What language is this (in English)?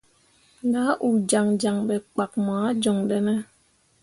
Mundang